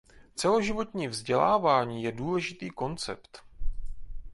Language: Czech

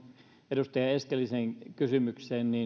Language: Finnish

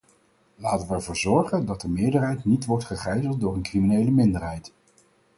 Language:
Dutch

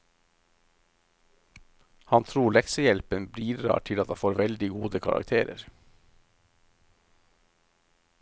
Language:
Norwegian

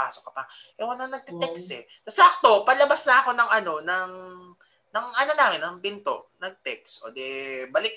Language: Filipino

